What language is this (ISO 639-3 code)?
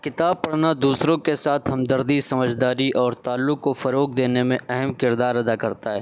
urd